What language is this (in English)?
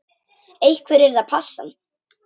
Icelandic